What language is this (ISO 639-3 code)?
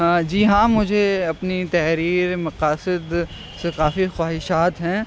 urd